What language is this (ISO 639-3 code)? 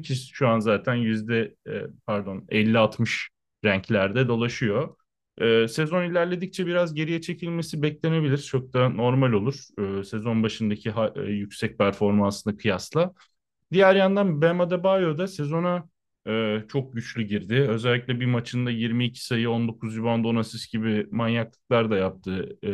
tur